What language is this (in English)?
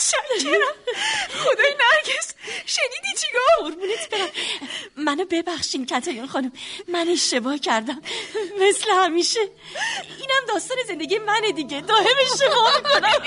Persian